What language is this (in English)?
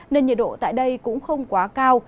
Vietnamese